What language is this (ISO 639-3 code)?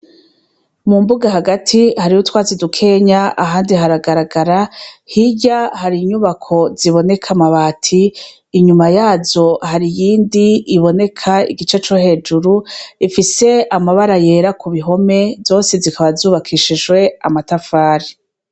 run